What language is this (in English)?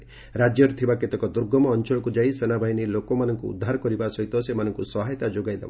Odia